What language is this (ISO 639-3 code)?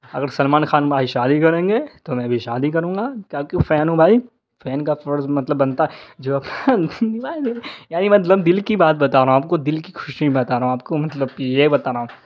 urd